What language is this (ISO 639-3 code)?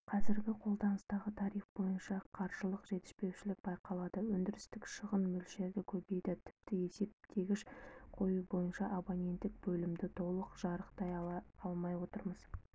kaz